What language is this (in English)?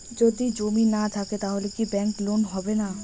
Bangla